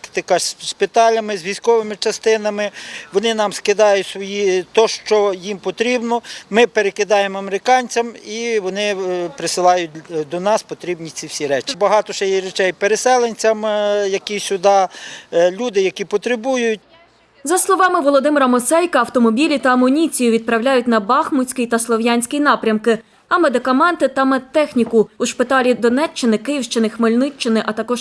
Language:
Ukrainian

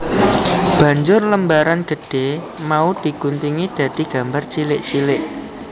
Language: Javanese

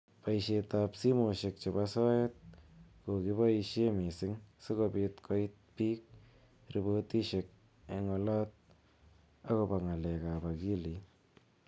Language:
Kalenjin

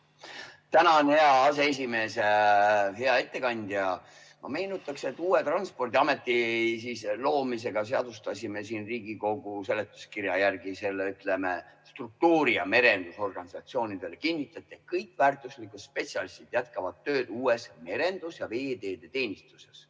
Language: Estonian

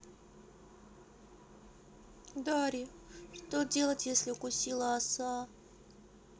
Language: Russian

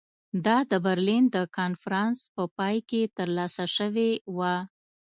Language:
Pashto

